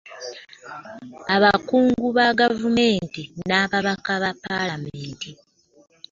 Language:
Ganda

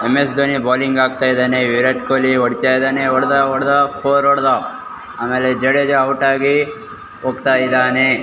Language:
Kannada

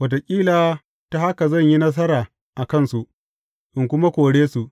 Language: Hausa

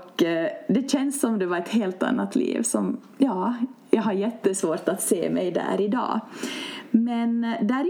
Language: Swedish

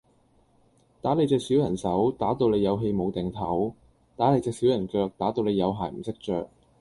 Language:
Cantonese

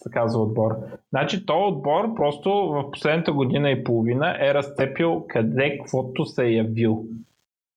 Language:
Bulgarian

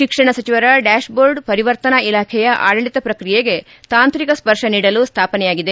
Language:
Kannada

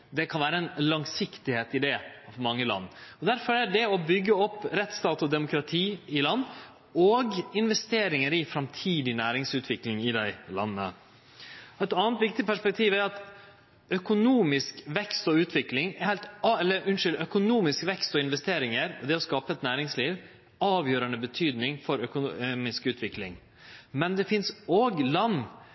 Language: Norwegian Nynorsk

